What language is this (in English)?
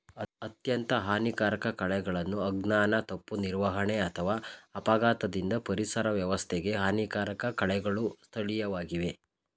Kannada